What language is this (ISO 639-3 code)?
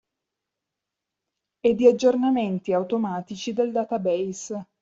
ita